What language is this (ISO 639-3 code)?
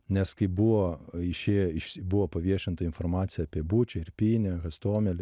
lit